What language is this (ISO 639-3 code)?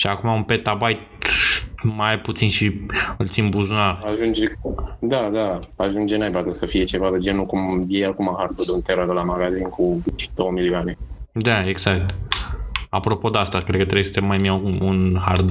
ron